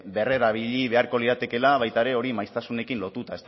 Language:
Basque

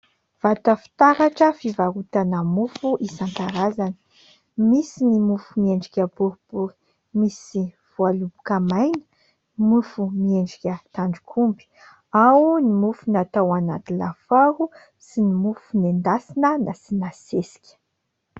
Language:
Malagasy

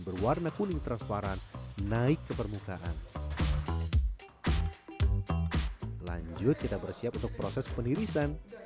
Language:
Indonesian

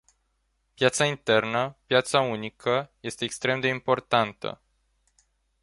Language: Romanian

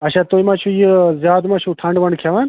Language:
Kashmiri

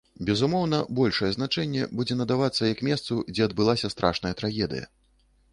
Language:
Belarusian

